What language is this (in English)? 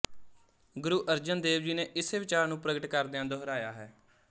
Punjabi